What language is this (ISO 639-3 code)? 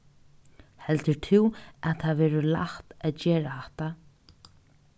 fao